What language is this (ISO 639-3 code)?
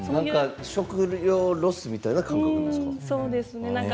jpn